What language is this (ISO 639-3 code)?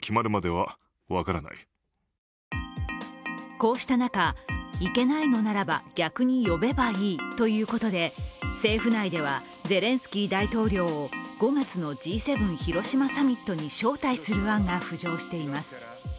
jpn